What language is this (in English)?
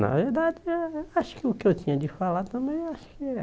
Portuguese